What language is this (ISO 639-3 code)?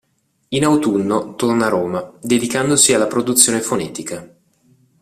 ita